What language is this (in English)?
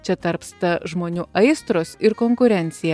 Lithuanian